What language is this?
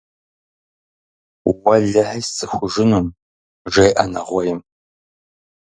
Kabardian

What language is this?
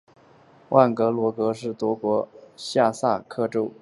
Chinese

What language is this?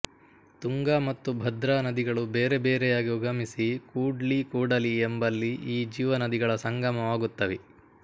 Kannada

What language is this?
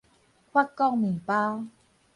Min Nan Chinese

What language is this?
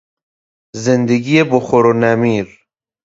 Persian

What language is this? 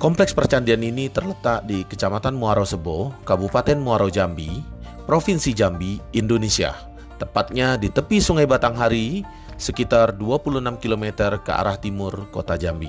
Indonesian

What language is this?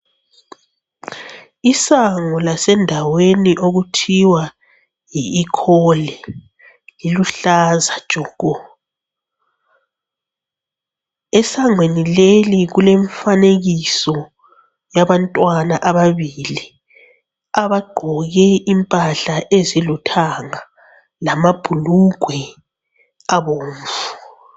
North Ndebele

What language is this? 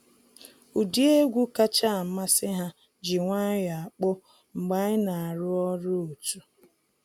Igbo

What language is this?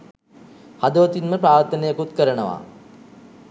Sinhala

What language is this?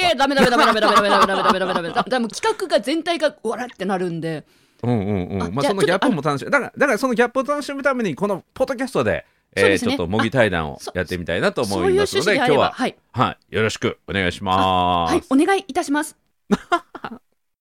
Japanese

